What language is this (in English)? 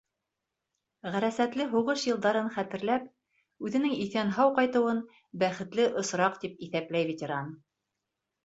Bashkir